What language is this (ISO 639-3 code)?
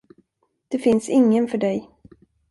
swe